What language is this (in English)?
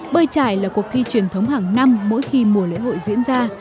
Vietnamese